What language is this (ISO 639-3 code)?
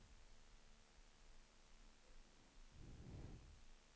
swe